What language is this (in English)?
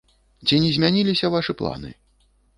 Belarusian